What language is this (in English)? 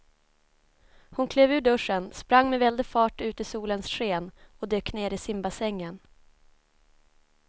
Swedish